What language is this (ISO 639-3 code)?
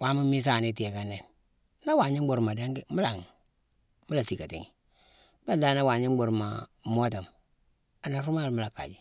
msw